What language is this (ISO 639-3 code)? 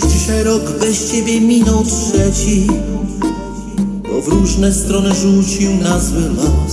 nld